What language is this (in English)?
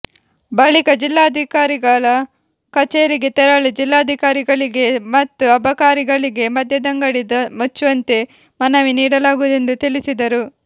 Kannada